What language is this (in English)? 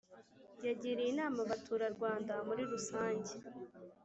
Kinyarwanda